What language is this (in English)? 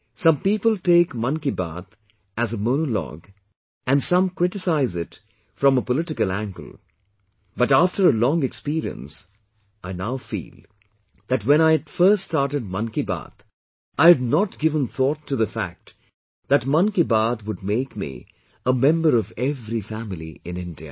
English